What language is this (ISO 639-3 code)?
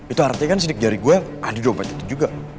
ind